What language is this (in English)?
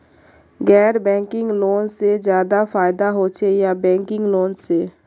Magahi